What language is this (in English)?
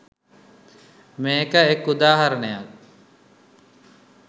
Sinhala